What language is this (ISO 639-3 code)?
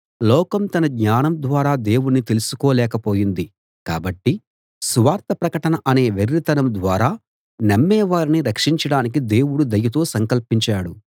tel